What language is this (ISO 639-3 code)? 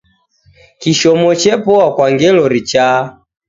dav